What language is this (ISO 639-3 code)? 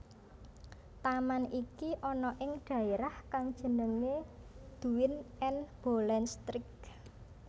jav